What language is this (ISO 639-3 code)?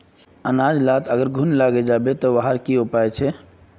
mag